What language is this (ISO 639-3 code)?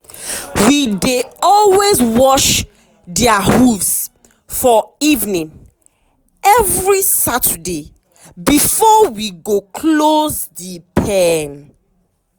pcm